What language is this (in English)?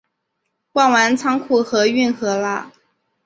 Chinese